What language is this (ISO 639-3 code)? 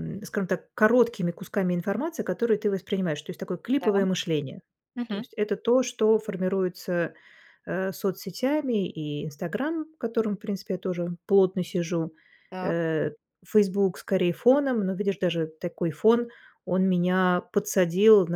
rus